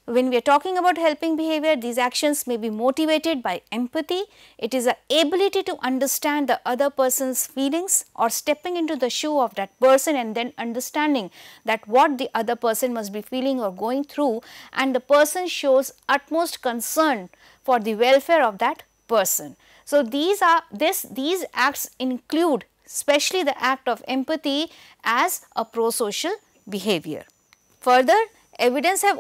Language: English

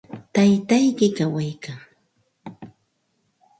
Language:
Santa Ana de Tusi Pasco Quechua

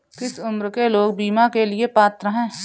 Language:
Hindi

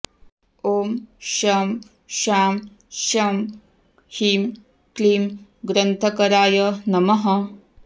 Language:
Sanskrit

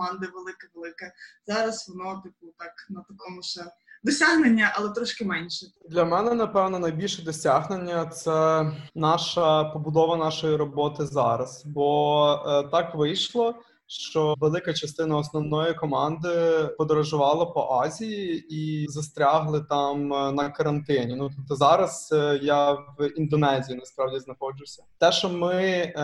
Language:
Ukrainian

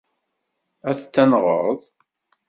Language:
Kabyle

